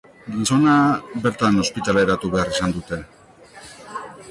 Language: Basque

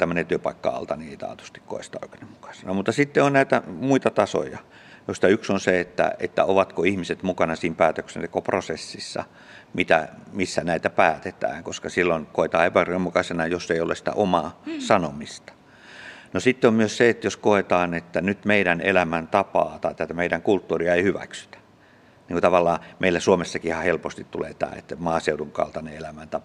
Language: Finnish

